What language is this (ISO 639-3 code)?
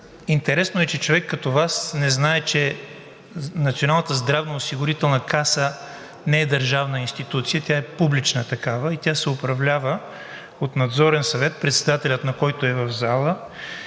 bul